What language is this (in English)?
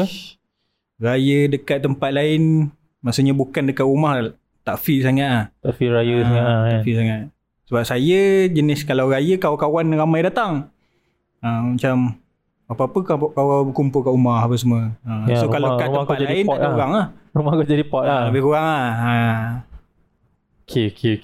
Malay